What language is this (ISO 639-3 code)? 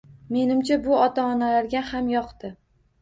uzb